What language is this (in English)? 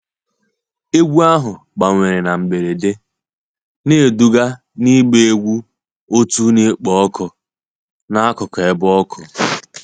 Igbo